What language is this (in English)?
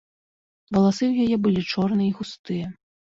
Belarusian